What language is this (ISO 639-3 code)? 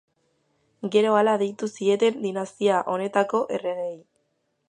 eus